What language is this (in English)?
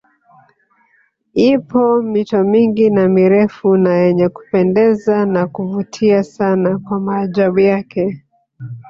Swahili